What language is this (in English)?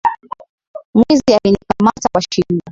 Swahili